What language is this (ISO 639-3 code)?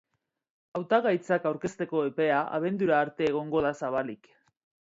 eus